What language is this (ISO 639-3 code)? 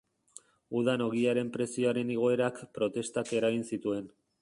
eus